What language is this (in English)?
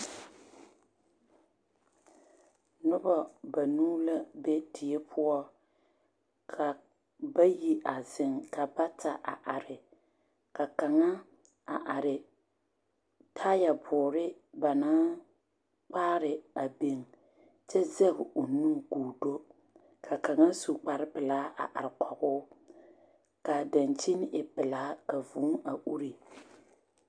Southern Dagaare